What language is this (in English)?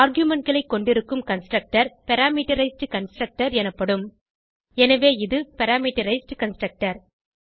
Tamil